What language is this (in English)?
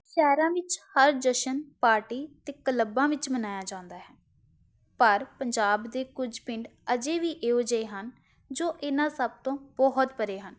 Punjabi